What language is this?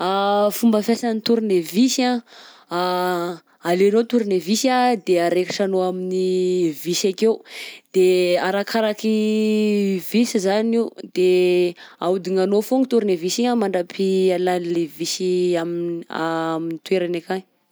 Southern Betsimisaraka Malagasy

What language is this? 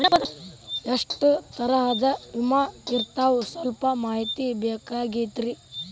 Kannada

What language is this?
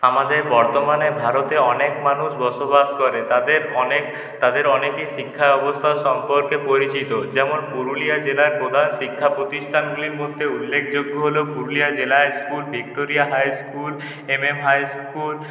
Bangla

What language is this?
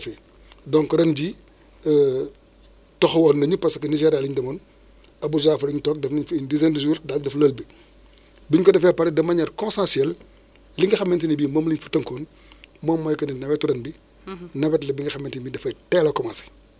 Wolof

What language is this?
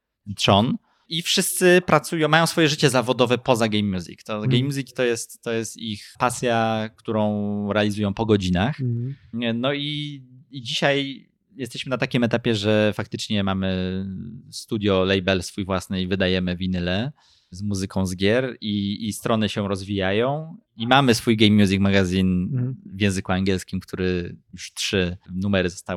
Polish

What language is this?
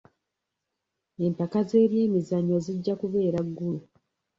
Ganda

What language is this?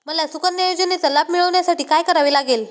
Marathi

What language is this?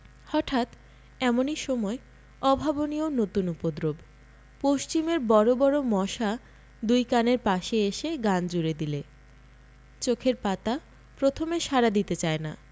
Bangla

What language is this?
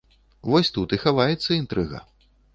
Belarusian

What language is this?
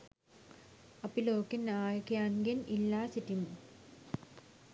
Sinhala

